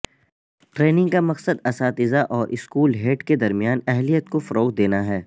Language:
Urdu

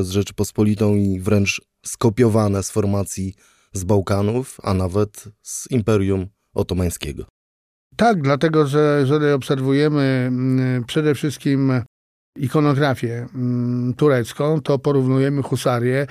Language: Polish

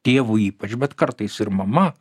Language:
Lithuanian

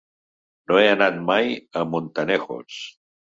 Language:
Catalan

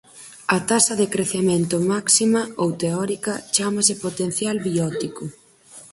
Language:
Galician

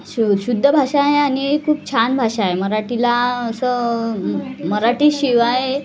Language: Marathi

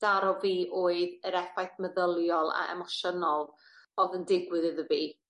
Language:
Welsh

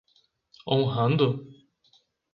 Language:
Portuguese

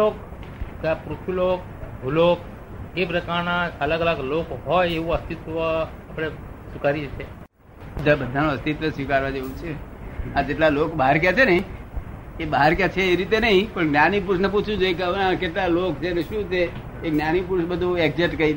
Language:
Gujarati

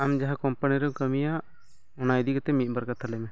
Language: Santali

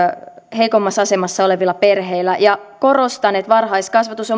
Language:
Finnish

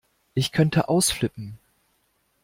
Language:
German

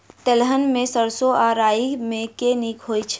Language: Maithili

